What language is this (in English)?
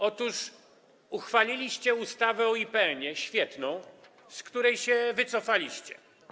Polish